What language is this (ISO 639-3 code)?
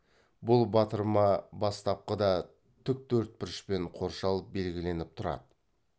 kaz